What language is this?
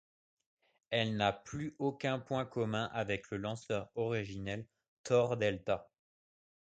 French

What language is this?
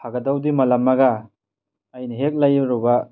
Manipuri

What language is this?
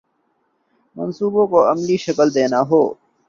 Urdu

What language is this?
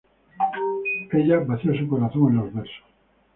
Spanish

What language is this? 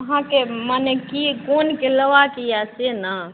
Maithili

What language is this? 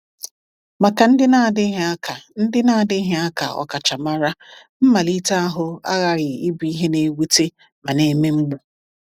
Igbo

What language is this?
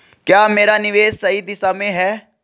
Hindi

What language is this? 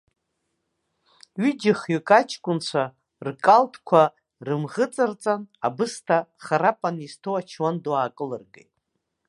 Abkhazian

